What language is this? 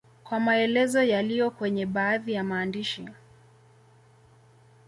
Swahili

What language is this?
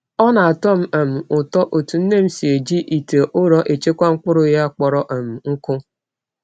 Igbo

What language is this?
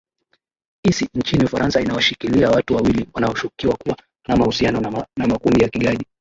Swahili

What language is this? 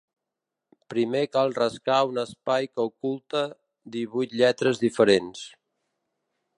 Catalan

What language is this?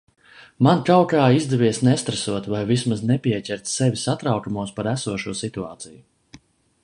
Latvian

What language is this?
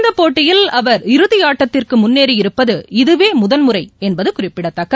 Tamil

